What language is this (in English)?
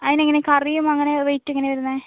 Malayalam